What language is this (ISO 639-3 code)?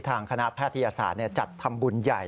tha